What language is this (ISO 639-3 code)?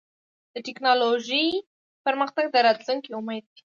pus